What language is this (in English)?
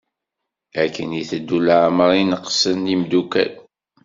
Kabyle